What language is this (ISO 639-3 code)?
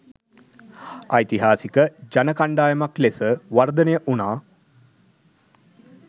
sin